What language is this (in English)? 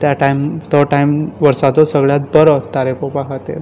Konkani